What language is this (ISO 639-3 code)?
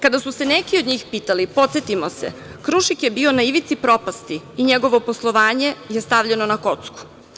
srp